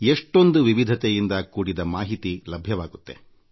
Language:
Kannada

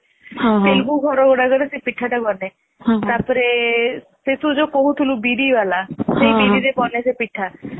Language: Odia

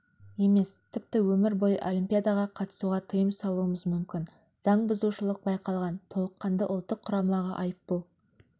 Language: Kazakh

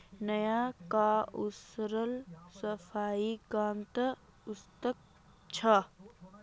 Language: Magahi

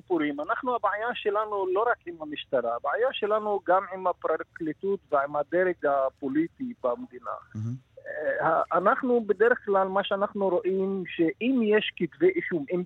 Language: Hebrew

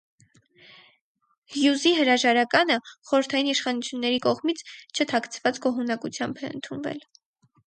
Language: Armenian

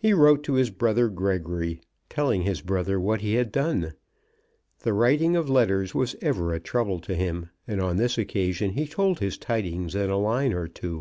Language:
English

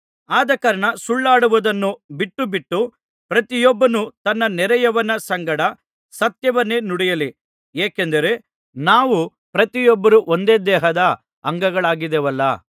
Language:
Kannada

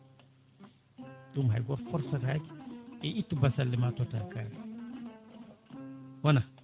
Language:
Fula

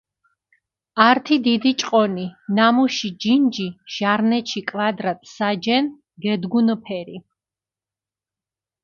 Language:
Mingrelian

